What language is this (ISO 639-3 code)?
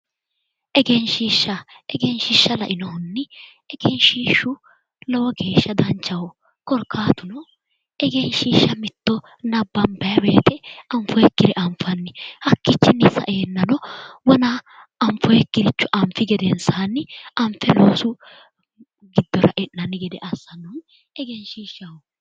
sid